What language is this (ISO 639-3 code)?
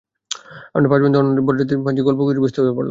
ben